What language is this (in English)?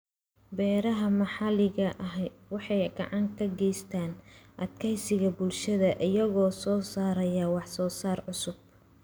Somali